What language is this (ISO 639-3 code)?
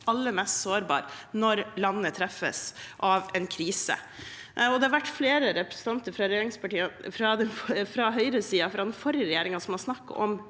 nor